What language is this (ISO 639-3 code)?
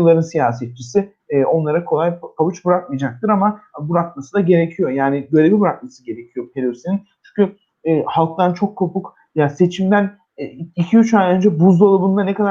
tur